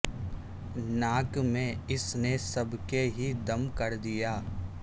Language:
Urdu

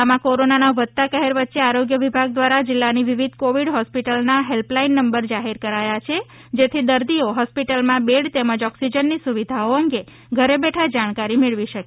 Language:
Gujarati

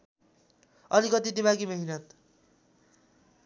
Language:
Nepali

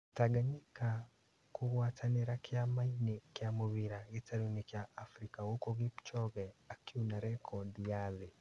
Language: Kikuyu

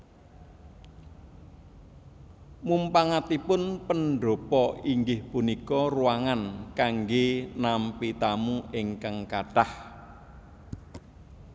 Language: Javanese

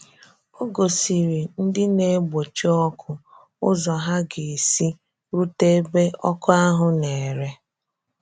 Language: Igbo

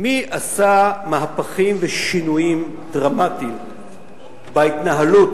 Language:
Hebrew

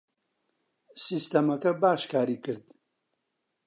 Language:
Central Kurdish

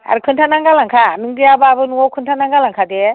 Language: Bodo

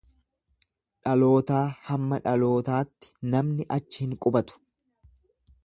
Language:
Oromo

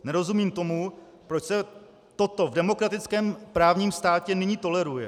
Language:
Czech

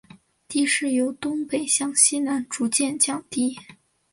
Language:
Chinese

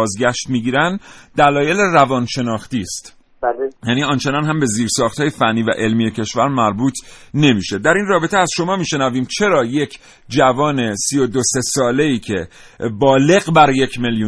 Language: Persian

